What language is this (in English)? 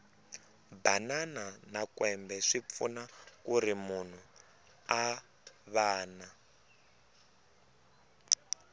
Tsonga